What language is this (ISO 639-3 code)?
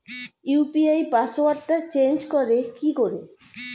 ben